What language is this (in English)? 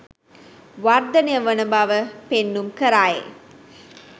Sinhala